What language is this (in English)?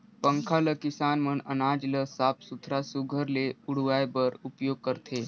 Chhattisgarhi